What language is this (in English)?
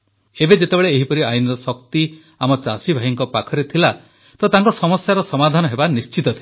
Odia